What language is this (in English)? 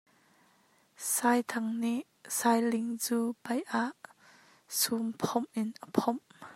Hakha Chin